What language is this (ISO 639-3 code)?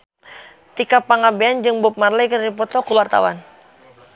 sun